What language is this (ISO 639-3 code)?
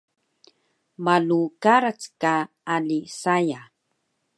trv